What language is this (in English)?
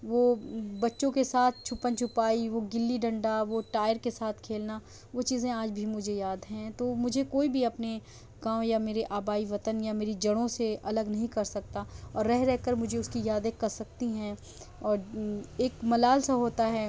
Urdu